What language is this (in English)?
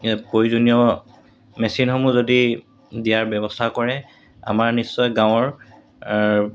Assamese